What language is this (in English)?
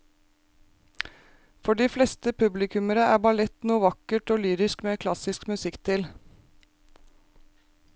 Norwegian